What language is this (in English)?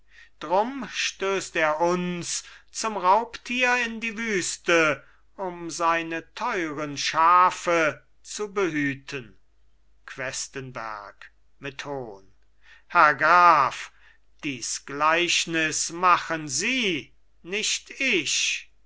German